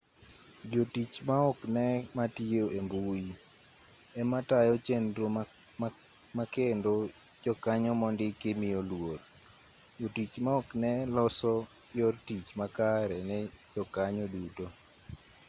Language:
Luo (Kenya and Tanzania)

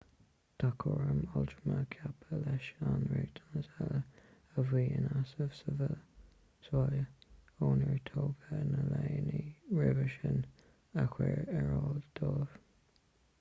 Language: Irish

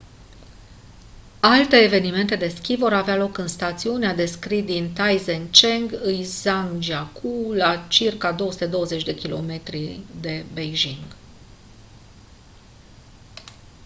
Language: Romanian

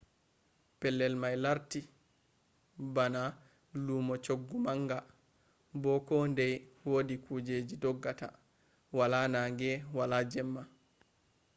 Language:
Fula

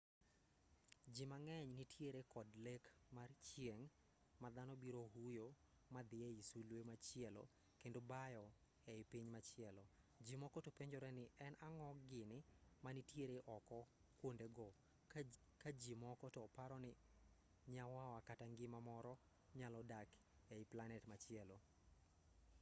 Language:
Luo (Kenya and Tanzania)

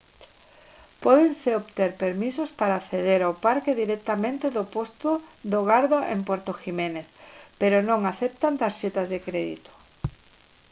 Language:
Galician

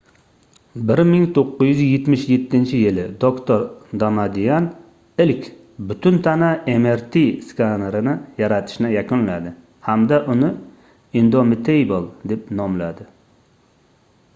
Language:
Uzbek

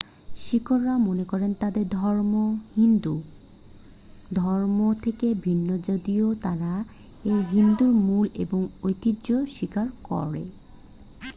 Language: Bangla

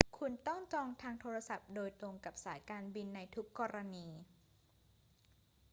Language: Thai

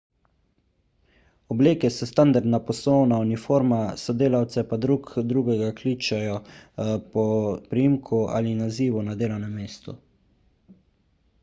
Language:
Slovenian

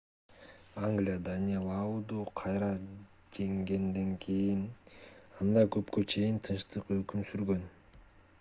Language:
Kyrgyz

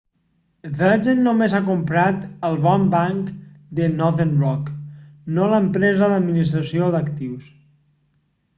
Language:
Catalan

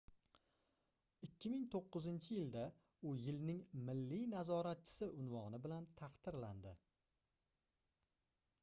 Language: Uzbek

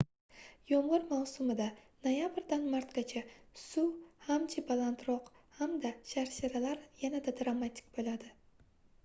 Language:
Uzbek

